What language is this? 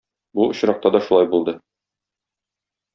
Tatar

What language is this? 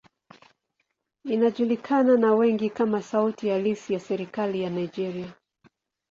Swahili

